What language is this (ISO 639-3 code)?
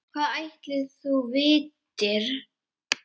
isl